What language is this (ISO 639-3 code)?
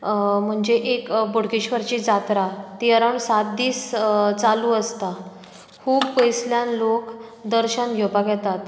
kok